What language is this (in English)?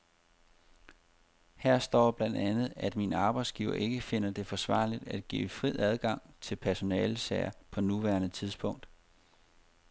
Danish